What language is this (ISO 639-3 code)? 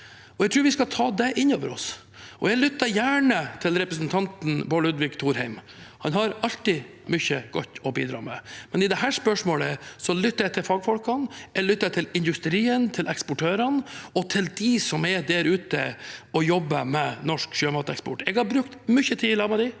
nor